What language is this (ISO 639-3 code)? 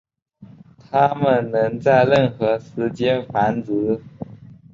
zho